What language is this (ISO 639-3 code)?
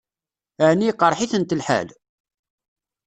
kab